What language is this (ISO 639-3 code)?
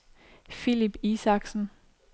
dan